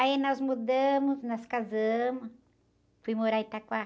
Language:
Portuguese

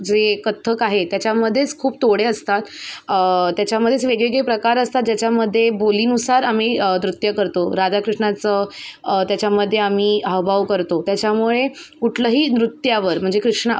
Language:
Marathi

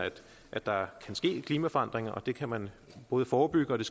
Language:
Danish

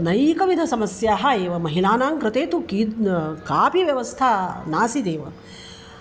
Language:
Sanskrit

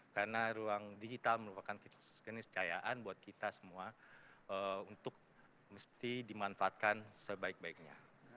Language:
Indonesian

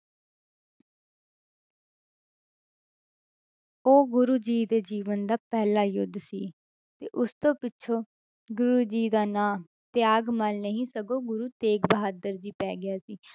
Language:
Punjabi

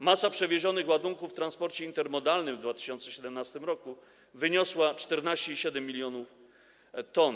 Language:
Polish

